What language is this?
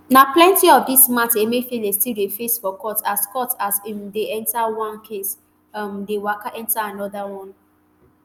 Nigerian Pidgin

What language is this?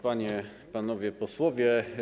Polish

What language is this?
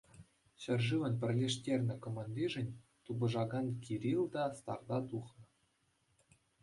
Chuvash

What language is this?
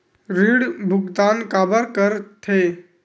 Chhattisgarhi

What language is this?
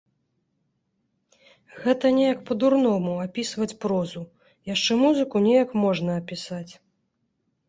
Belarusian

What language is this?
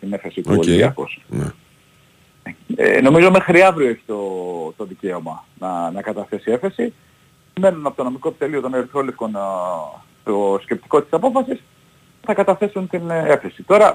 Greek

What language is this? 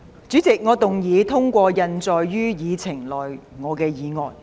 Cantonese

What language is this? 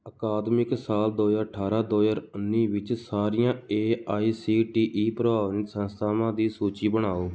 Punjabi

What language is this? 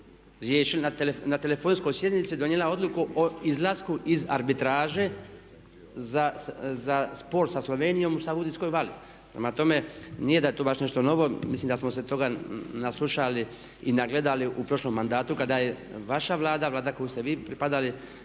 Croatian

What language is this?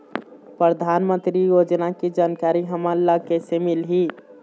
Chhattisgarhi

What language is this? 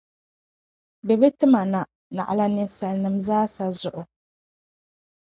Dagbani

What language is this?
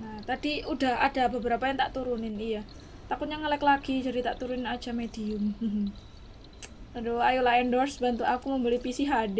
Indonesian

